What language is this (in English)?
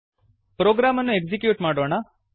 Kannada